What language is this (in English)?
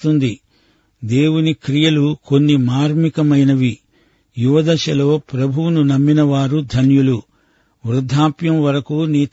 Telugu